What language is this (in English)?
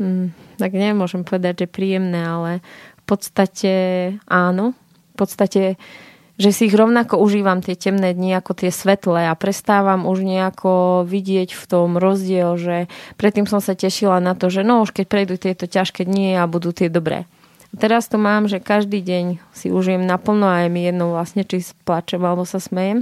Slovak